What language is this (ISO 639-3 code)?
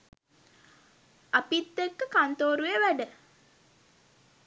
sin